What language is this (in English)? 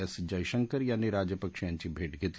Marathi